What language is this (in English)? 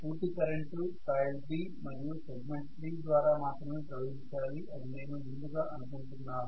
Telugu